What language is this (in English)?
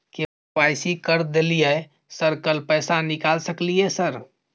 Maithili